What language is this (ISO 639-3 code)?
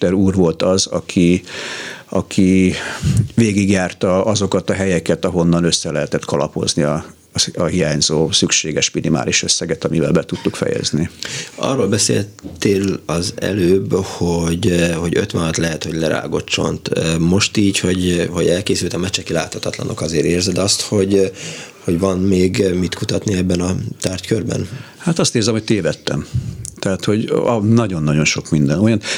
hun